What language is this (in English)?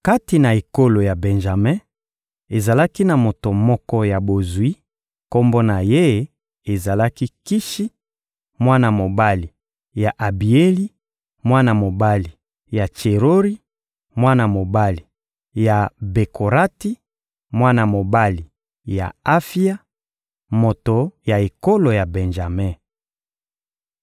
Lingala